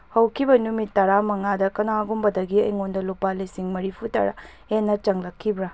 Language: Manipuri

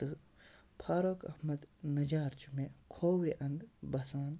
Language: Kashmiri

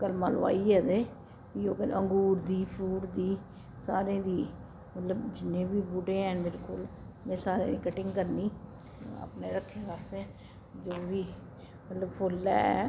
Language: Dogri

